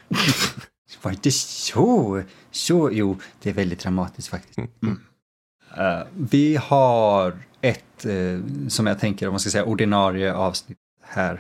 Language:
Swedish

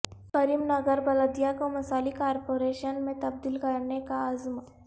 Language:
Urdu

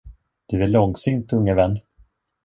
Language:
Swedish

